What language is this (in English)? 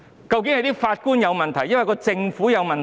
Cantonese